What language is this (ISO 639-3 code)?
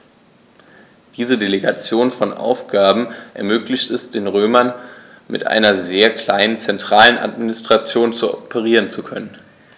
deu